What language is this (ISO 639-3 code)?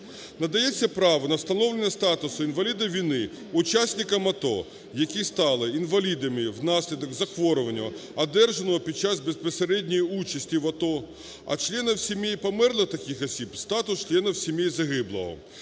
ukr